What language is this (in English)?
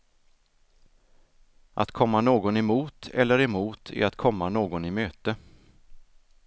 Swedish